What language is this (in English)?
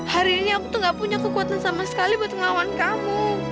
Indonesian